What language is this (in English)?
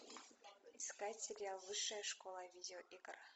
Russian